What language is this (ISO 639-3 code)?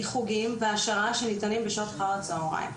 heb